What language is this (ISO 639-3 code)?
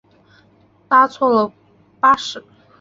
zho